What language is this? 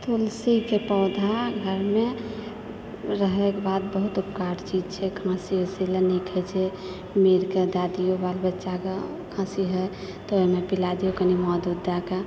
Maithili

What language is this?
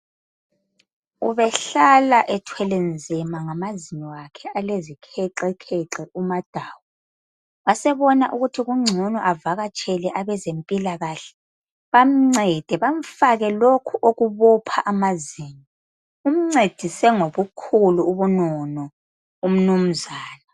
North Ndebele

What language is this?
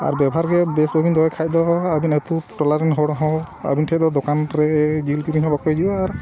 Santali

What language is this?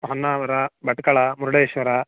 Kannada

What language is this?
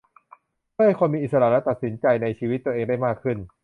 Thai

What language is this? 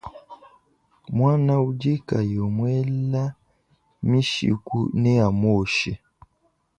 Luba-Lulua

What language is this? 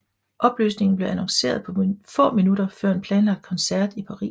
Danish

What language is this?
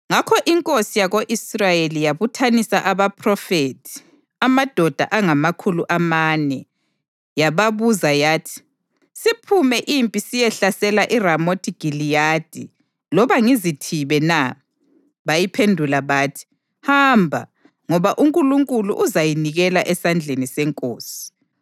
North Ndebele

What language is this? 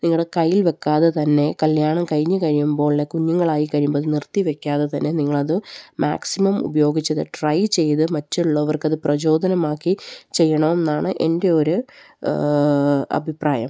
Malayalam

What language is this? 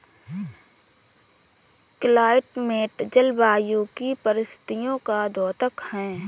Hindi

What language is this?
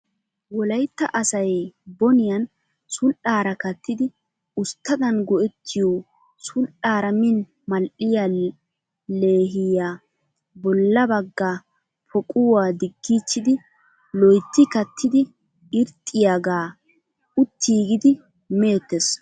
Wolaytta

